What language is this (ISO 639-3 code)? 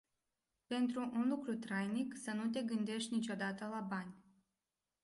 ron